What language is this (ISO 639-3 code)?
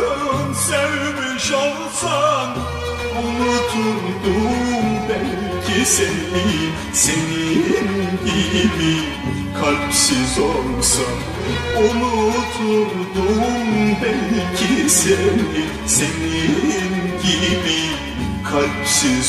tur